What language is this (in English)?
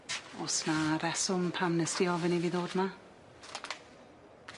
Welsh